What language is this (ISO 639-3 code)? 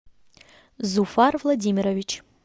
rus